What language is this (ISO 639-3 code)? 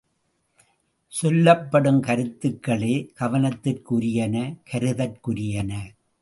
tam